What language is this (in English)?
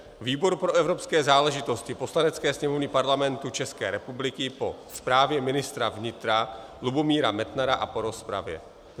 Czech